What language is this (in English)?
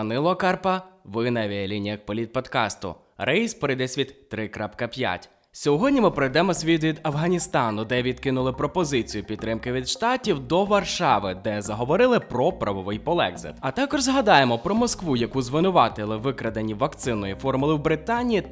Ukrainian